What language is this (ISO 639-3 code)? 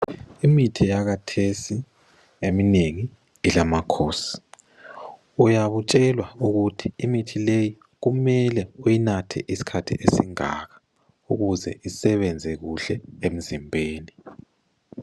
nde